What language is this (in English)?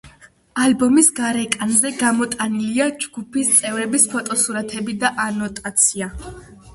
Georgian